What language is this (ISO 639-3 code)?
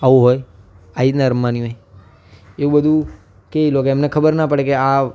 guj